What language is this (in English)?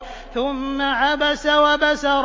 Arabic